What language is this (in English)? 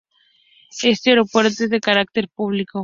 Spanish